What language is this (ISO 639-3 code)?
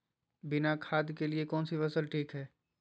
mag